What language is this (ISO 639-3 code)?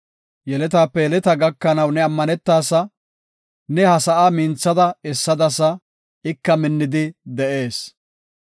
gof